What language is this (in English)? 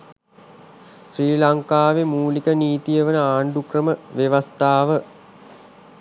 Sinhala